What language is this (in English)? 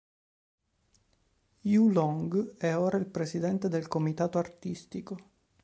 Italian